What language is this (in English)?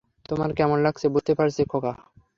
Bangla